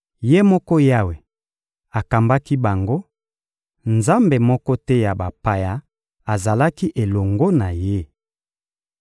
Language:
Lingala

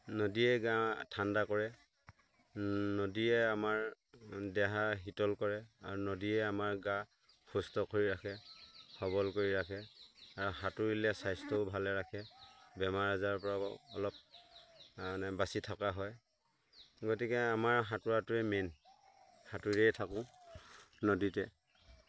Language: Assamese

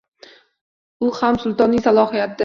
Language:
Uzbek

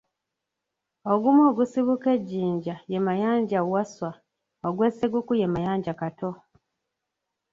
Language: Ganda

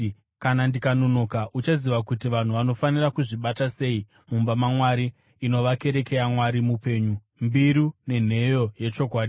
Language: Shona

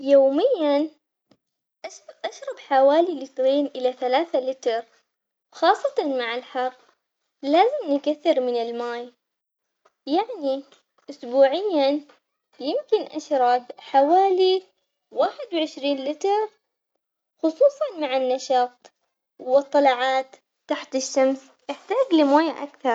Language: Omani Arabic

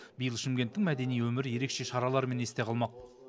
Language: Kazakh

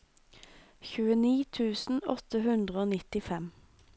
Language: Norwegian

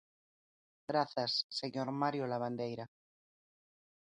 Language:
Galician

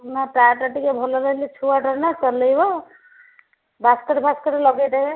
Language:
Odia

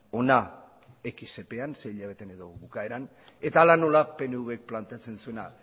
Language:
Basque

